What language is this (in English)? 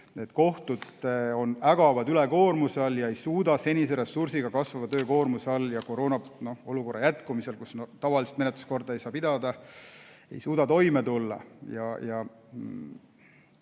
Estonian